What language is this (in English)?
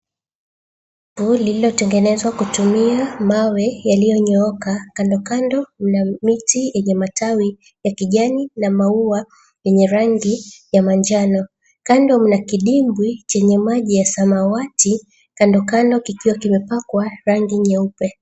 Swahili